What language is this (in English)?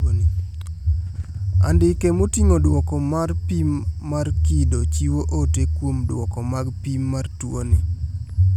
Luo (Kenya and Tanzania)